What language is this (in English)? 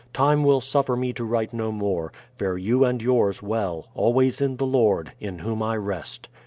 English